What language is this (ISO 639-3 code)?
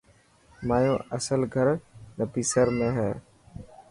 mki